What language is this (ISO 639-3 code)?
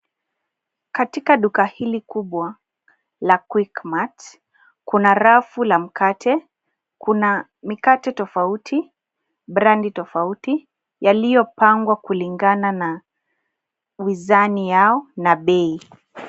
swa